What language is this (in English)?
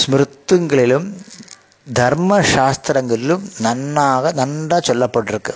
Tamil